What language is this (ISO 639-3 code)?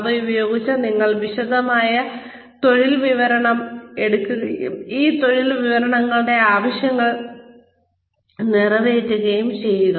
mal